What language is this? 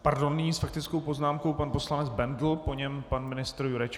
Czech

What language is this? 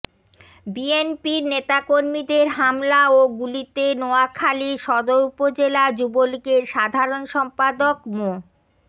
Bangla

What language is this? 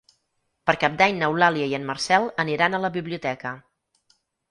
Catalan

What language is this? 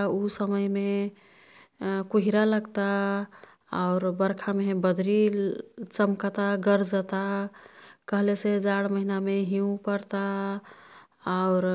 Kathoriya Tharu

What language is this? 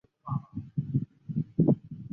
Chinese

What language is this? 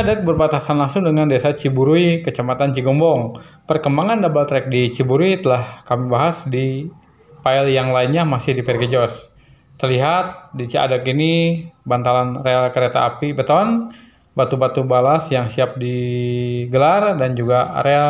Indonesian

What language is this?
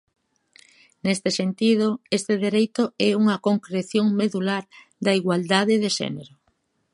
Galician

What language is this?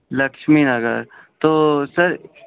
Urdu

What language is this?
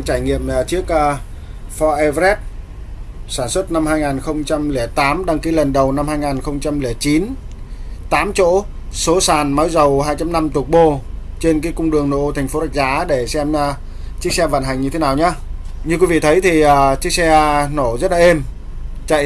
Vietnamese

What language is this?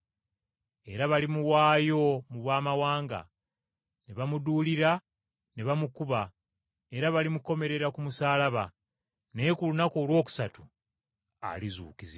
Ganda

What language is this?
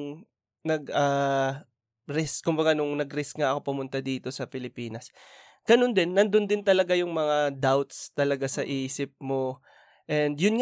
Filipino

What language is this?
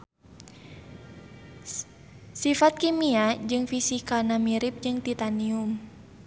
Sundanese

